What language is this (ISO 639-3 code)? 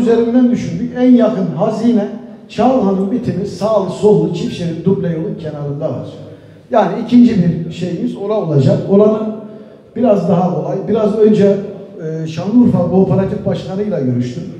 tur